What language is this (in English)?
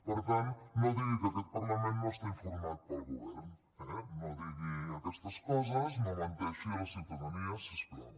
Catalan